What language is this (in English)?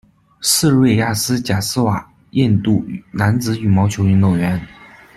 Chinese